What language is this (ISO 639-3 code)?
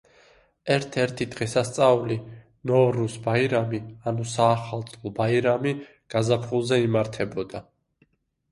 kat